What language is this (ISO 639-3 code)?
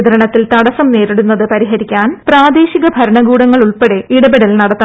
mal